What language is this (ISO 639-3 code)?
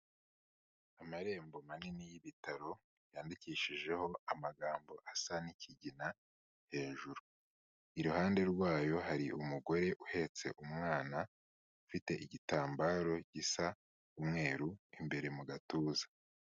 kin